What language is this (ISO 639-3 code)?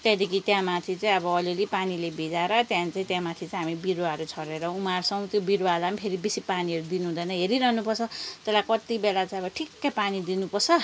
nep